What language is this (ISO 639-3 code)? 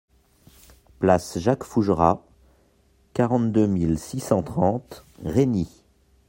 fra